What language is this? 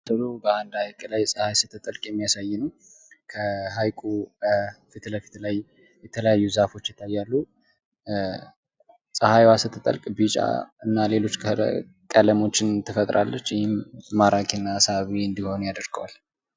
Amharic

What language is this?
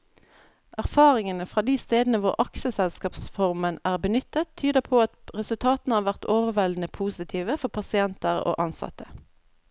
Norwegian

